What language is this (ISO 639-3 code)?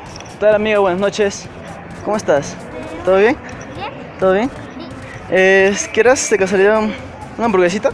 spa